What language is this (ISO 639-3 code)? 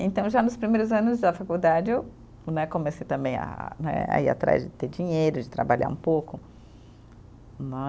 por